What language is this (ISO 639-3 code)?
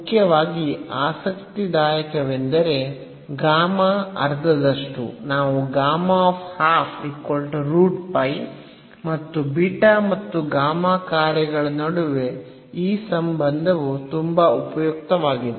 kan